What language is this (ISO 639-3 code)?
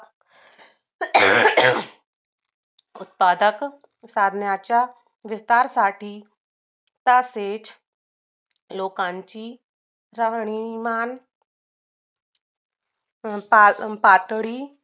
mar